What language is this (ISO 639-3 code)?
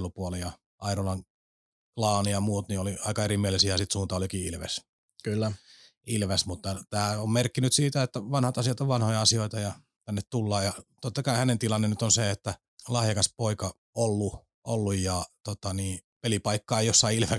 fin